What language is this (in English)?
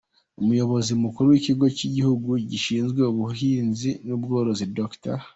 Kinyarwanda